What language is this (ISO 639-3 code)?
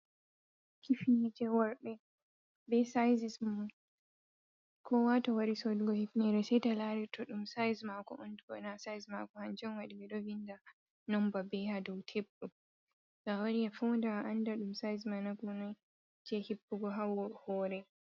ful